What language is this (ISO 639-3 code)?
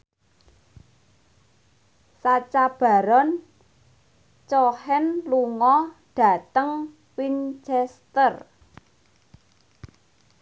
jav